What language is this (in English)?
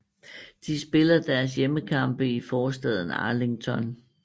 Danish